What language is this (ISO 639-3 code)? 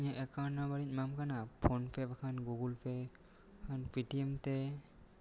sat